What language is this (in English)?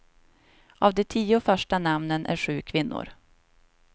Swedish